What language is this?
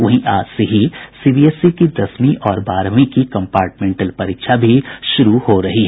Hindi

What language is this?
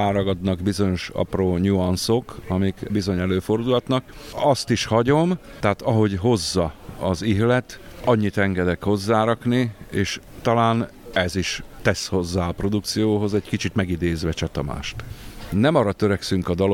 Hungarian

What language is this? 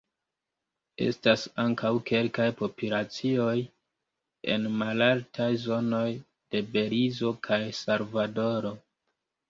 Esperanto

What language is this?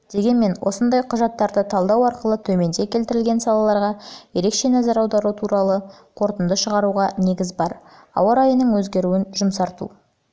Kazakh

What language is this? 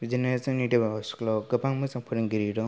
Bodo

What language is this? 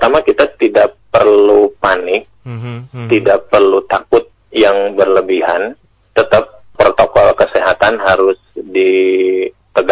Indonesian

